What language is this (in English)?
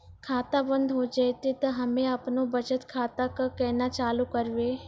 Maithili